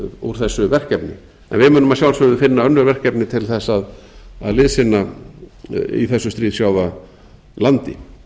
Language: Icelandic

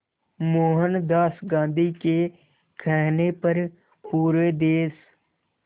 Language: Hindi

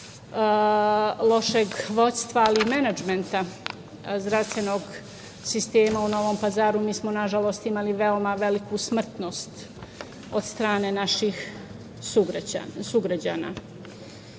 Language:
Serbian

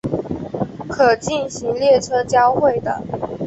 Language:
Chinese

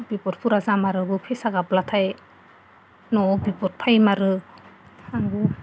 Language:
Bodo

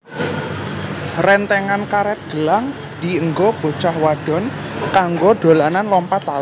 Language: Javanese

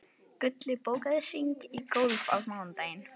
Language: Icelandic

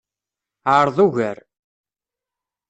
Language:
Kabyle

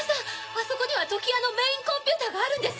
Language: Japanese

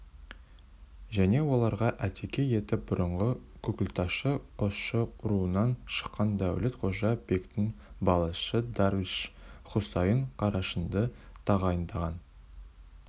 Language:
Kazakh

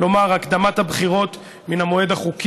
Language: Hebrew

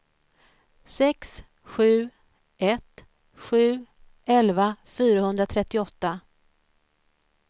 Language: Swedish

